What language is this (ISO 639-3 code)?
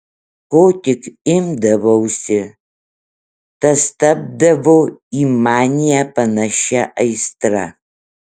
lit